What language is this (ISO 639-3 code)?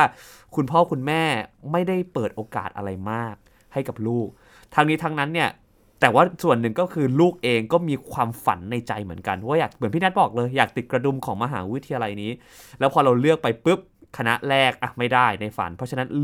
tha